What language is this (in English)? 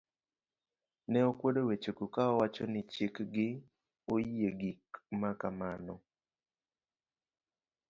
Luo (Kenya and Tanzania)